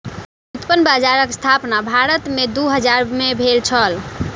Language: Maithili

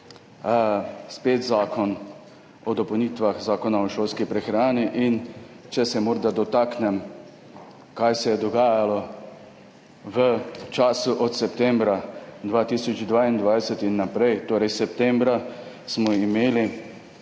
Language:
Slovenian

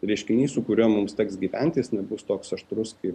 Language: Lithuanian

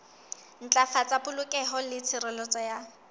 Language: Southern Sotho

